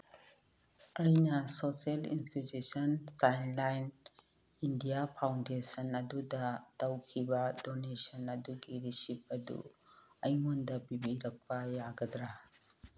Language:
Manipuri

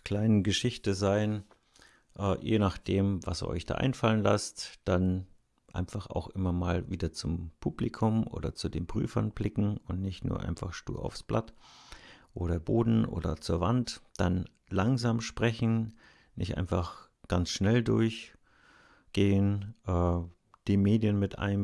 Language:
German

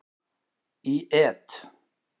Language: Icelandic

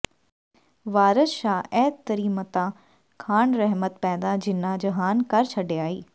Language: Punjabi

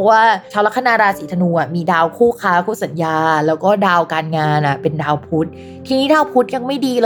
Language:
Thai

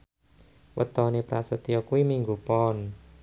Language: Javanese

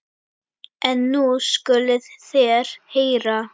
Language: Icelandic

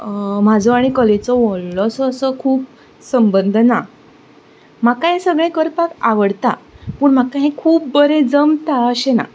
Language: Konkani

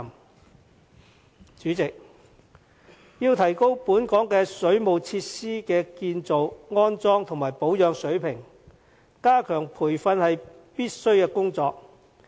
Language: Cantonese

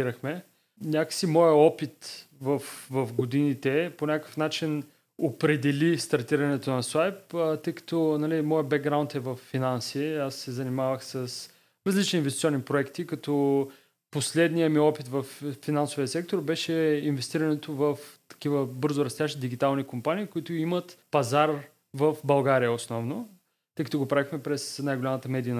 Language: Bulgarian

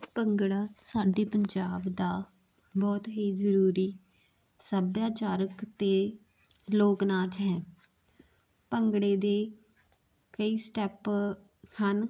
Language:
Punjabi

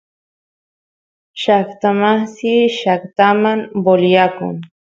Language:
Santiago del Estero Quichua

